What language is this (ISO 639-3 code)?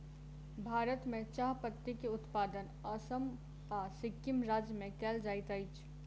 mai